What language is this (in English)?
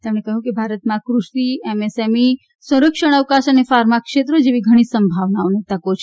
Gujarati